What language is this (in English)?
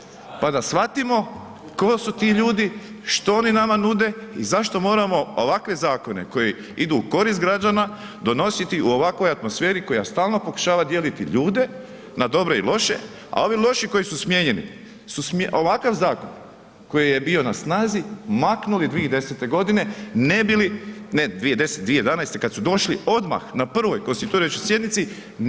Croatian